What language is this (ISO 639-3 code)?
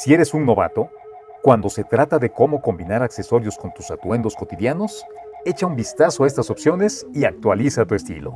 spa